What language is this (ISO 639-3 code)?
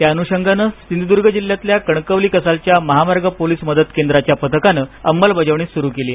mar